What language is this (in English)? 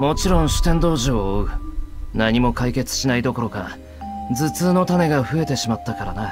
Japanese